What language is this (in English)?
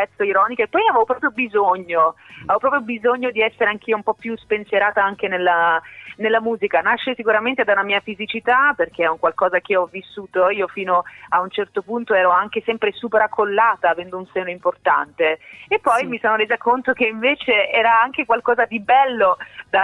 Italian